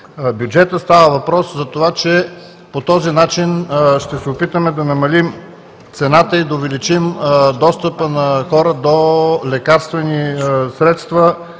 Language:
Bulgarian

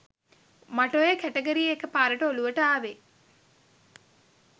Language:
Sinhala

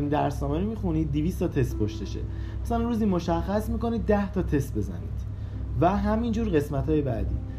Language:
Persian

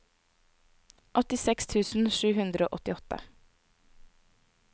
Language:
Norwegian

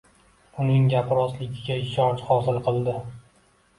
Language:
Uzbek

